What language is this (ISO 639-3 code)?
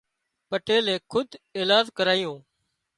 kxp